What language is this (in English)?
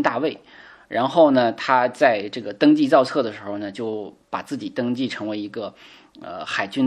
Chinese